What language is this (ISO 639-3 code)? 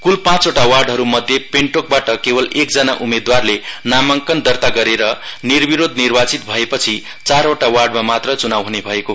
nep